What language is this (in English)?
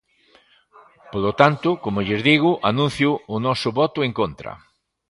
Galician